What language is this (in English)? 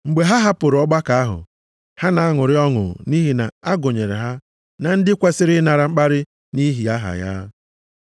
Igbo